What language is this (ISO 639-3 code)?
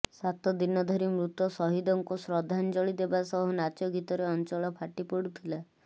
ori